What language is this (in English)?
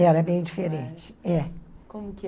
Portuguese